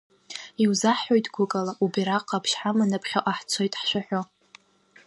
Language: Abkhazian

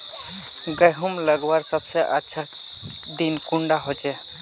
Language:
Magahi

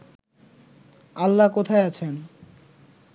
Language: Bangla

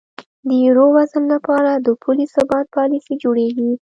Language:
Pashto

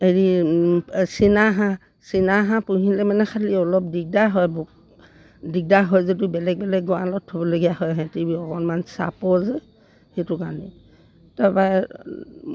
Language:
Assamese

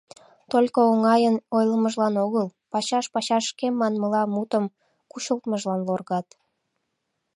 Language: Mari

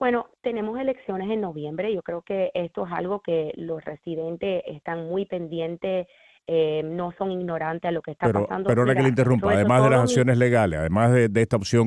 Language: Spanish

